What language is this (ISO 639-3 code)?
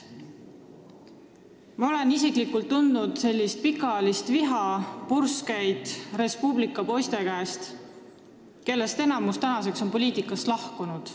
est